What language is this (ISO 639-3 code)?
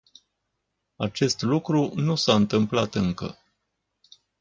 ron